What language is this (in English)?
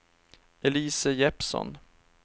Swedish